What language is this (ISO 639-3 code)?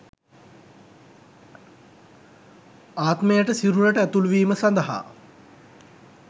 sin